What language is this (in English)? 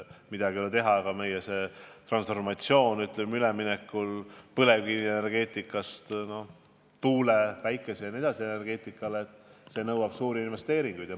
Estonian